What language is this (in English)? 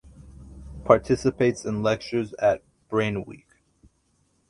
English